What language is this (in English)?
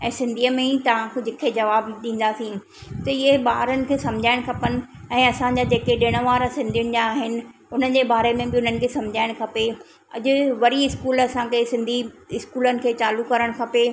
Sindhi